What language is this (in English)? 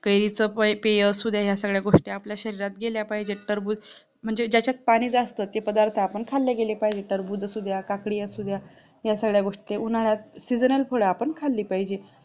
Marathi